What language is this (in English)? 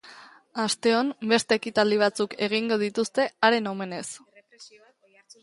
Basque